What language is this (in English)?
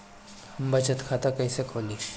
Bhojpuri